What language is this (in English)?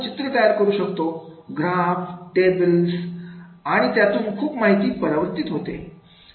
Marathi